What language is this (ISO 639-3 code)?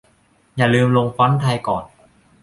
tha